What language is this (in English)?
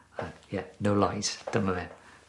Welsh